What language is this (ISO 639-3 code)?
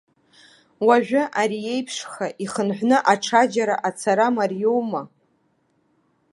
abk